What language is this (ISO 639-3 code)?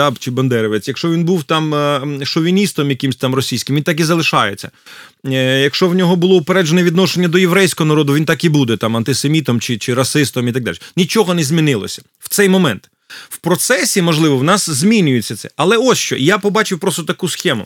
ukr